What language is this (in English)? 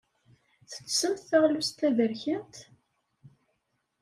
Kabyle